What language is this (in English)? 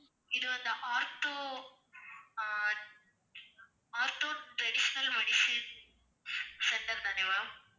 Tamil